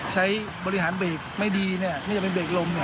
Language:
Thai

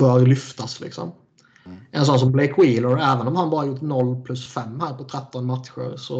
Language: Swedish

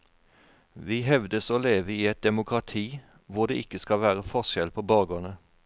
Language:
Norwegian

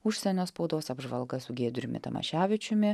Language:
Lithuanian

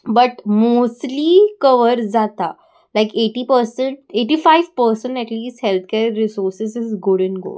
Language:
Konkani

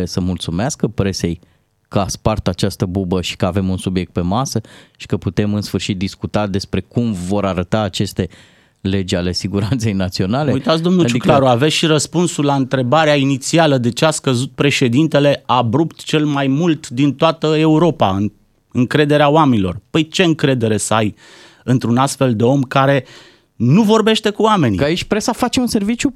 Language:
Romanian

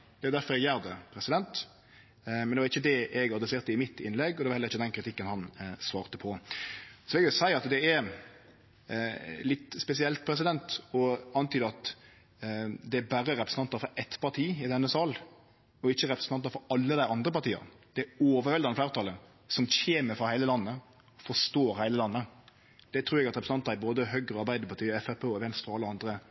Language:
Norwegian Nynorsk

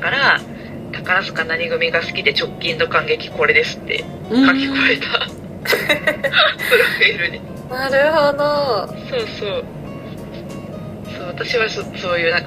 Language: Japanese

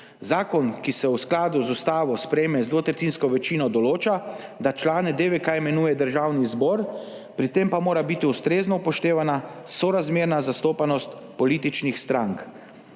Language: Slovenian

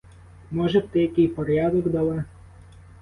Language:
Ukrainian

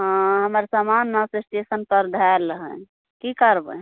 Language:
Maithili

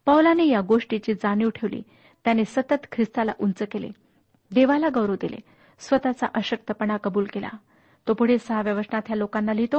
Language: Marathi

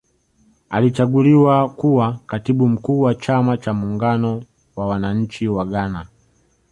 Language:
Swahili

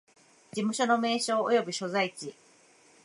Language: Japanese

